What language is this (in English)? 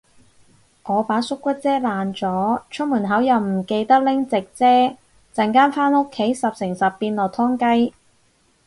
Cantonese